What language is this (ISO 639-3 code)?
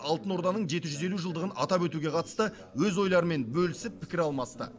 kaz